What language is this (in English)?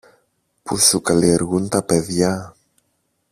Greek